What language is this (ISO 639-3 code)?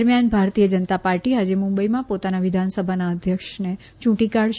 guj